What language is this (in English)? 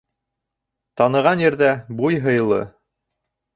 Bashkir